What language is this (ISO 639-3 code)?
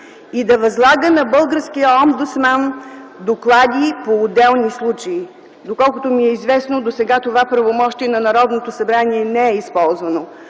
bul